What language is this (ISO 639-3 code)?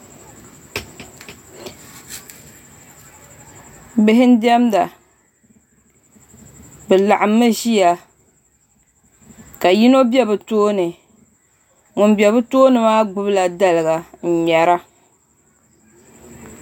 dag